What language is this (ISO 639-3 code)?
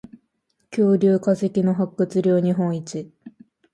jpn